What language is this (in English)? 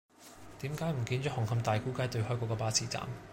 Cantonese